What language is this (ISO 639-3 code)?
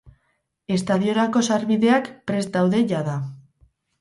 eus